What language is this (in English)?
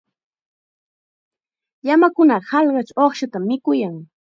Chiquián Ancash Quechua